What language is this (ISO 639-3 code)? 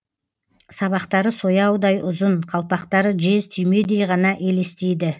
kaz